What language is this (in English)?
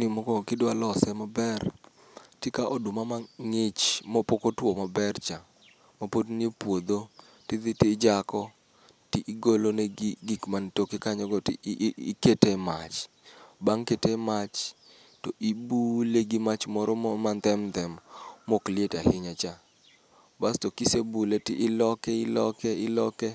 Luo (Kenya and Tanzania)